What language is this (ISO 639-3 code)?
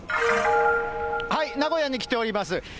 jpn